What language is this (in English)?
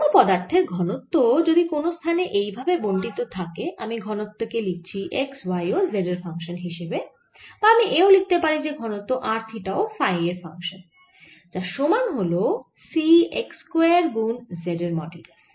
Bangla